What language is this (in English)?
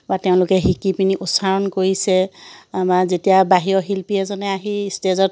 Assamese